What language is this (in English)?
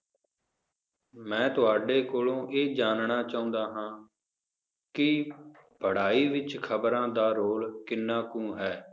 Punjabi